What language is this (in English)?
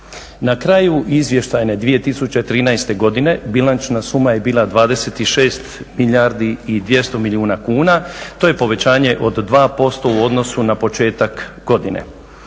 Croatian